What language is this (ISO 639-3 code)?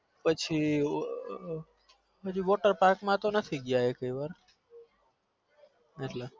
guj